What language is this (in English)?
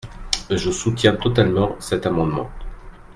French